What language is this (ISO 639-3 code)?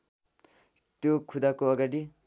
nep